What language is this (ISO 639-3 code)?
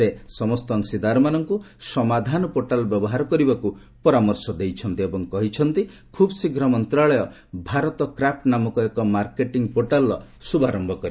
ori